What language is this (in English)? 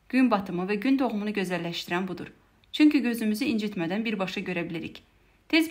Turkish